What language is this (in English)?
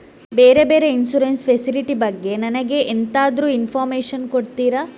Kannada